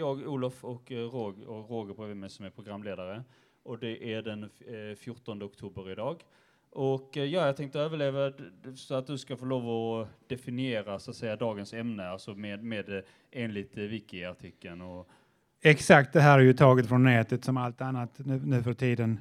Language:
Swedish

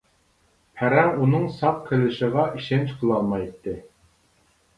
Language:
Uyghur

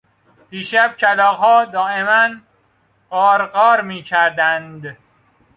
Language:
Persian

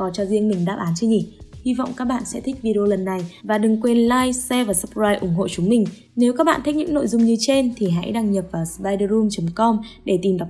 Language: Vietnamese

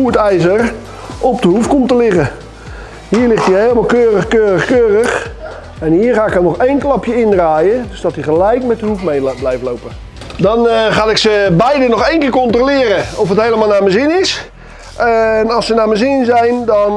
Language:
Dutch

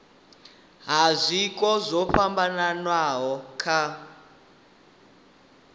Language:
Venda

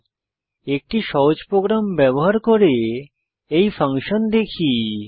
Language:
Bangla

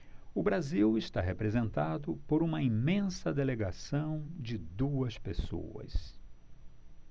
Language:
Portuguese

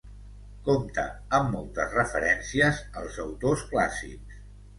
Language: Catalan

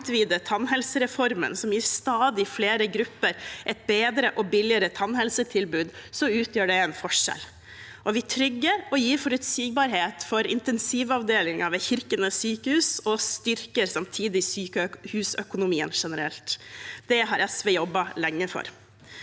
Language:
Norwegian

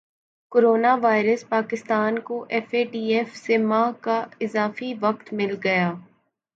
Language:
Urdu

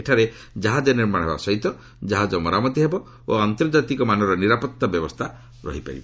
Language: Odia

